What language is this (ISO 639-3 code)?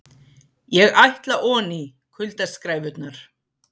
isl